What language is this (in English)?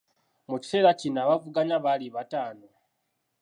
Ganda